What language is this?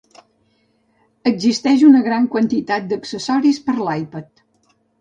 Catalan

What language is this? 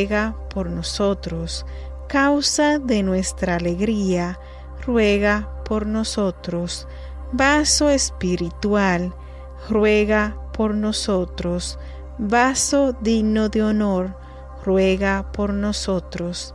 Spanish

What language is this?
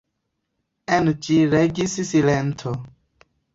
Esperanto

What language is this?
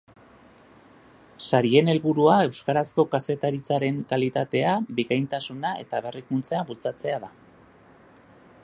Basque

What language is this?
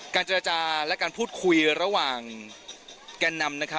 Thai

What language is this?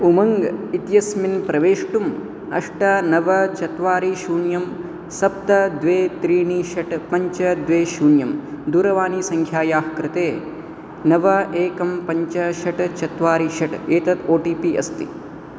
Sanskrit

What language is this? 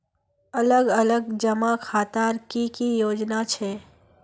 Magahi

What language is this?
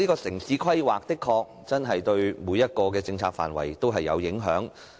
Cantonese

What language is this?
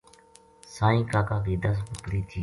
Gujari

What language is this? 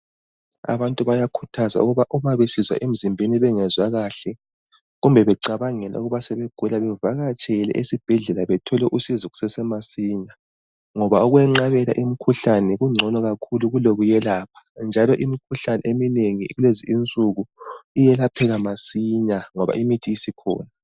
North Ndebele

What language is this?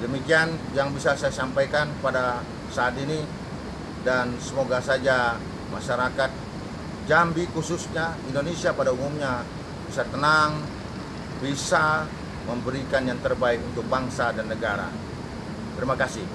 Indonesian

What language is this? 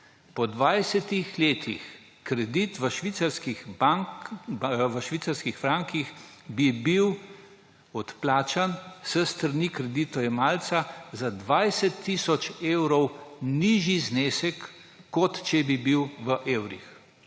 Slovenian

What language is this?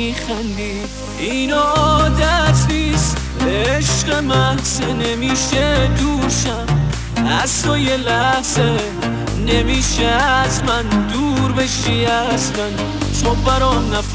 Persian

